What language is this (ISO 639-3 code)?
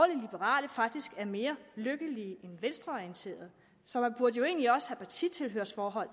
dan